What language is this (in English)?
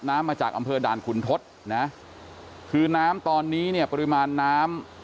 Thai